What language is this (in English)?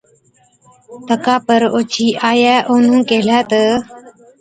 Od